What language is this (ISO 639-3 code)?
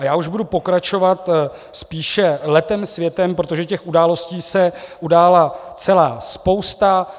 ces